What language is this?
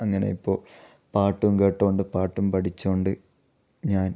Malayalam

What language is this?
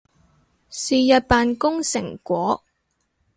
Cantonese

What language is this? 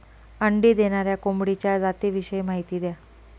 Marathi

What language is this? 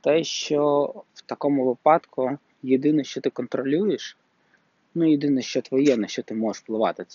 Ukrainian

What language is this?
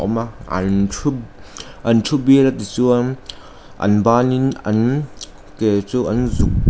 Mizo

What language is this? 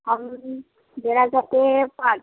Hindi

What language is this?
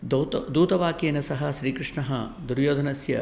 Sanskrit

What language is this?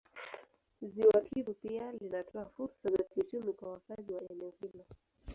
Swahili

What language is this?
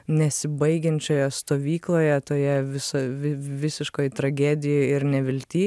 Lithuanian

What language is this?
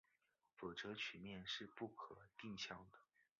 Chinese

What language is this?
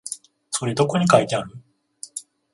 Japanese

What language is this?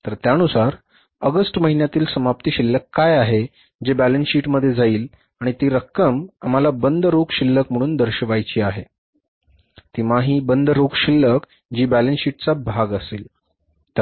Marathi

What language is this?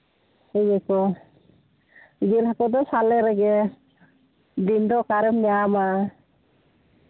Santali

